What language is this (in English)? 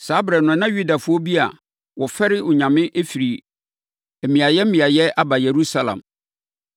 Akan